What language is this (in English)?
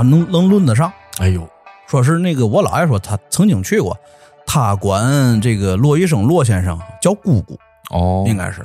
Chinese